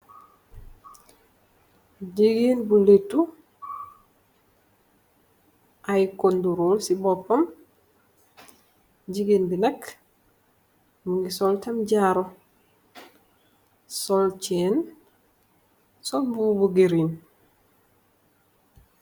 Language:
Wolof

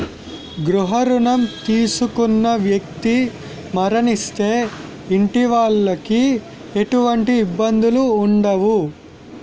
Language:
Telugu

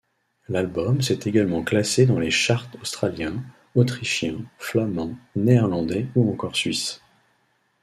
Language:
French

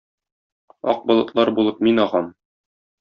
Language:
Tatar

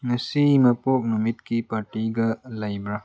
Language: Manipuri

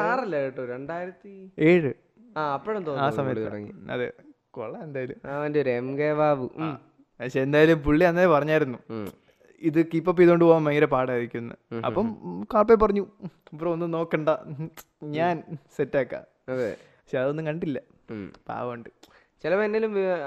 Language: Malayalam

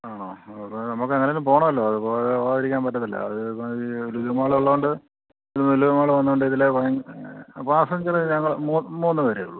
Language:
Malayalam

